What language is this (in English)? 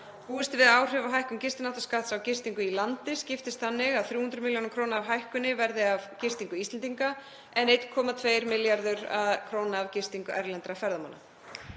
Icelandic